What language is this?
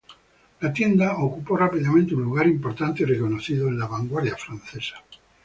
Spanish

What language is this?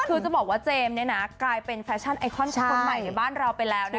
Thai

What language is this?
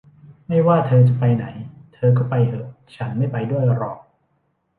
Thai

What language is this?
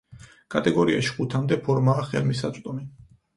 Georgian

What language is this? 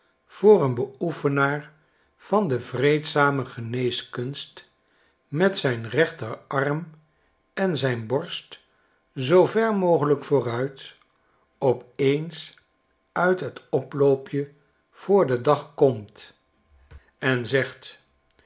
Dutch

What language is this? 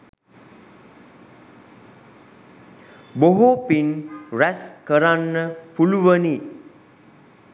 Sinhala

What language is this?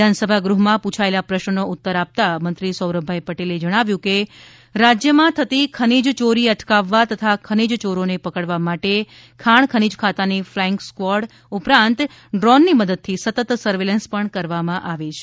Gujarati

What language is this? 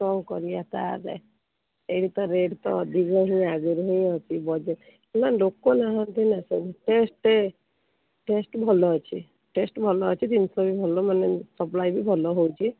Odia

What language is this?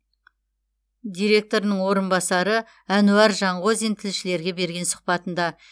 Kazakh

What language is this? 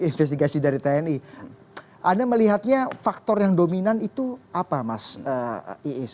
Indonesian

